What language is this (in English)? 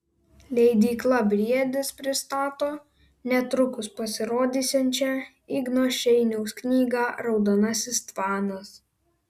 Lithuanian